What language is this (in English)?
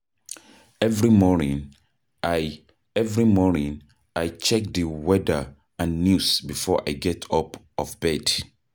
Nigerian Pidgin